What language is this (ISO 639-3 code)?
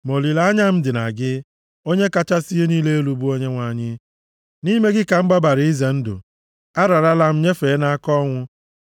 ibo